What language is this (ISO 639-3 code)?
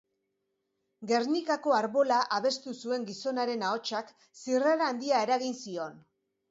eus